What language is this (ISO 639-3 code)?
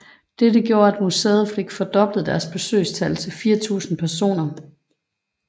dan